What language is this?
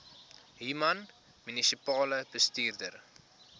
Afrikaans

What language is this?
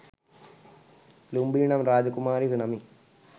Sinhala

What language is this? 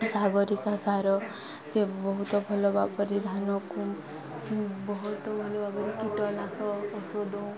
Odia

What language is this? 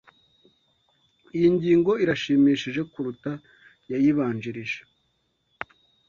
Kinyarwanda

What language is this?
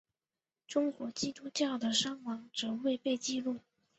Chinese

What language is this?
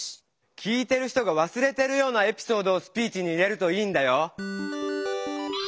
Japanese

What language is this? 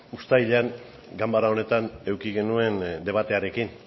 Basque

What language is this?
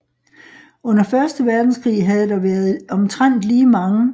Danish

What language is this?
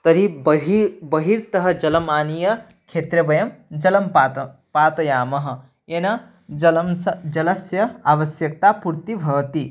Sanskrit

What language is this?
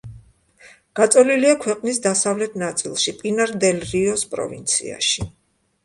Georgian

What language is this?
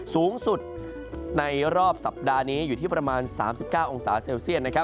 Thai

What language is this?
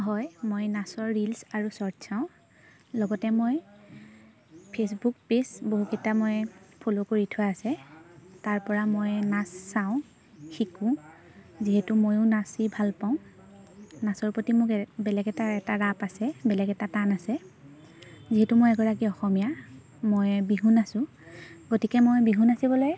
Assamese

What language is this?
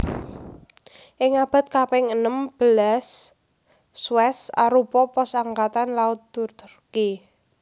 Javanese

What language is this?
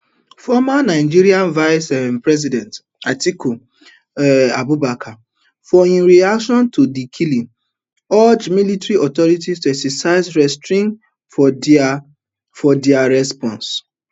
Nigerian Pidgin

